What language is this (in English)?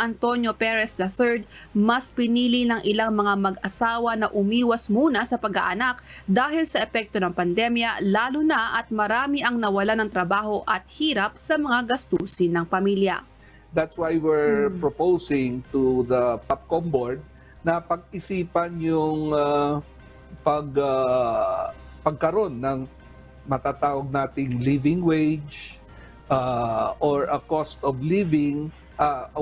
Filipino